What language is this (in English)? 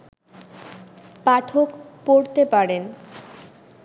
Bangla